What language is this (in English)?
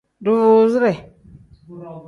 Tem